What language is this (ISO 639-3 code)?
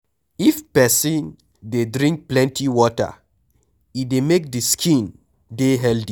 pcm